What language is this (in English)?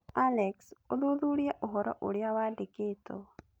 Kikuyu